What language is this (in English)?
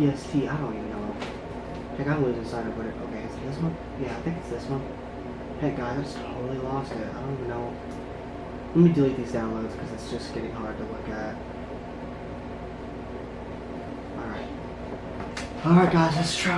English